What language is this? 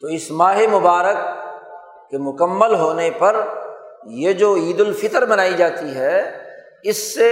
Urdu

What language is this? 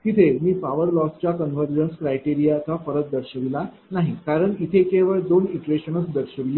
Marathi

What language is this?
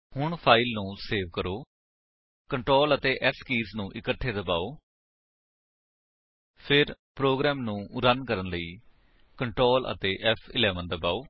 Punjabi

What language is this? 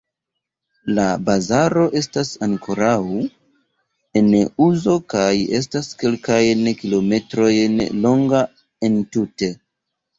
Esperanto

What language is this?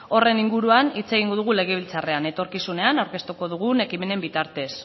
Basque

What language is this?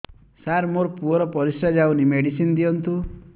Odia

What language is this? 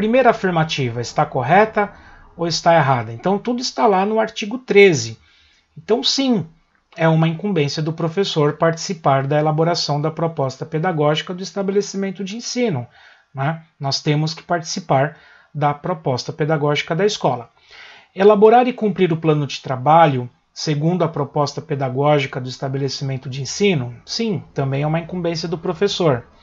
Portuguese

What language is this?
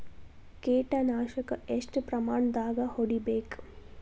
Kannada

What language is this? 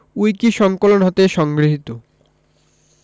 Bangla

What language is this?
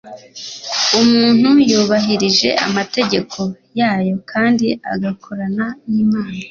Kinyarwanda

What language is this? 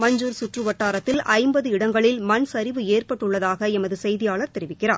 Tamil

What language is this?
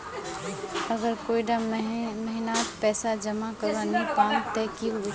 Magahi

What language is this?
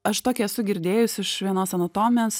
Lithuanian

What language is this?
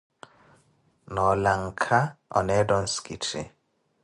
Koti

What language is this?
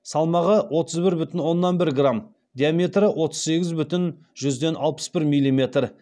Kazakh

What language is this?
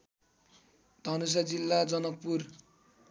Nepali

